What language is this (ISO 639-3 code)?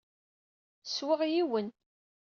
kab